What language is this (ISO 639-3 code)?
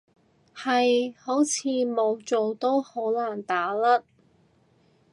yue